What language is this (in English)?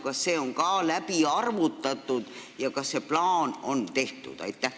Estonian